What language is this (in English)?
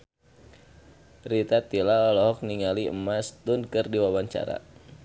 Sundanese